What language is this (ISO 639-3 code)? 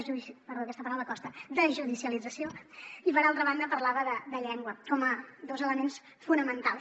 cat